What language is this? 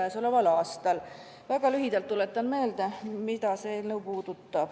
Estonian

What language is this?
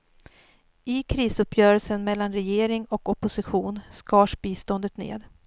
Swedish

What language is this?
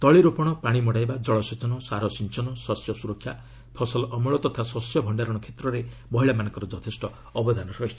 Odia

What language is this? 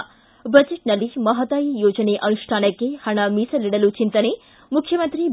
Kannada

